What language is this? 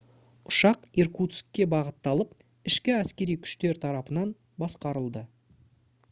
Kazakh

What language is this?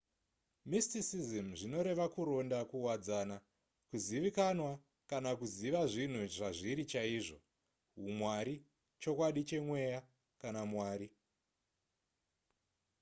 Shona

